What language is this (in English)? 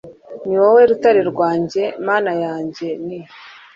Kinyarwanda